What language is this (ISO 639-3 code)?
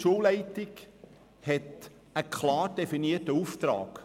gsw